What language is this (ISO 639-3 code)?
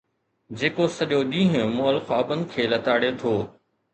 snd